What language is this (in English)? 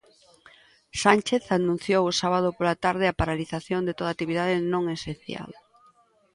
Galician